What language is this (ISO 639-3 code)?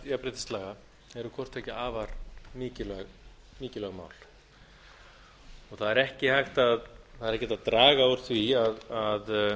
isl